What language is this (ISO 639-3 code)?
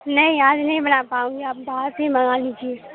urd